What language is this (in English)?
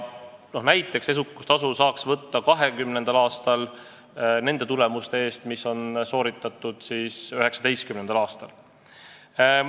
Estonian